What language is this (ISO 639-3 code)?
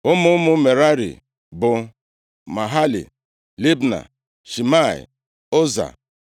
ibo